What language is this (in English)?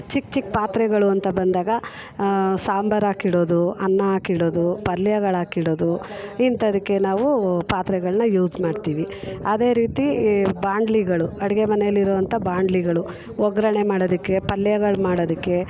Kannada